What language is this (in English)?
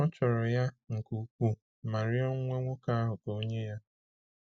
Igbo